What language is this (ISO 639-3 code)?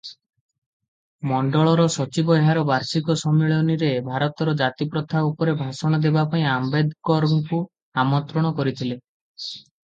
ori